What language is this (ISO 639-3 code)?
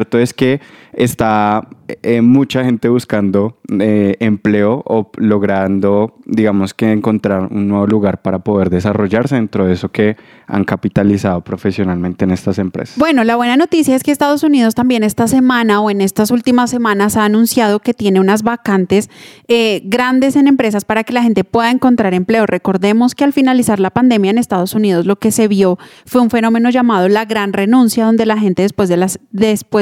spa